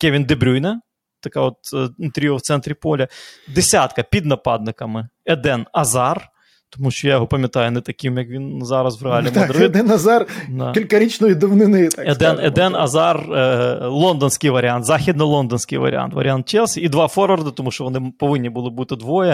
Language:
Ukrainian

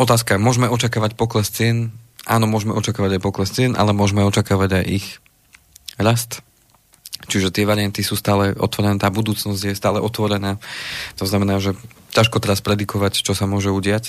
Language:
Slovak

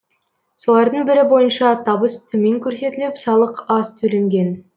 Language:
Kazakh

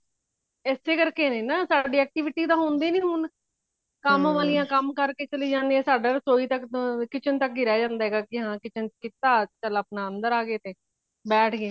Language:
Punjabi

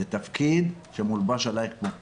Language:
Hebrew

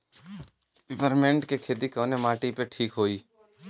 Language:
Bhojpuri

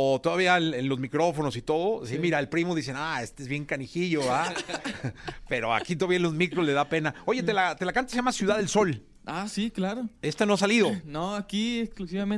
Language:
Spanish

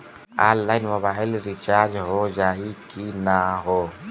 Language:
Bhojpuri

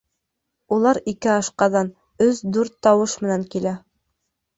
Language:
Bashkir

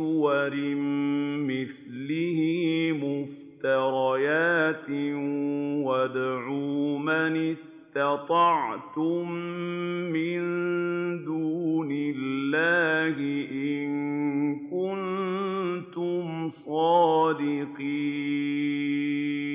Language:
Arabic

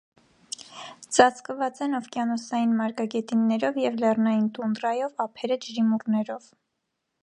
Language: Armenian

